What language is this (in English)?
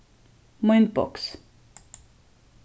Faroese